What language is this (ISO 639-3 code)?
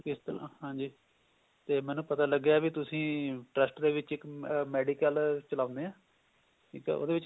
pan